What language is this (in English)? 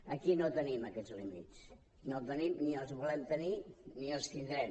Catalan